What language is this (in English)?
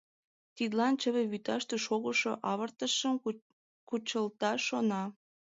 Mari